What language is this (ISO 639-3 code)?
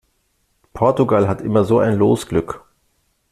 deu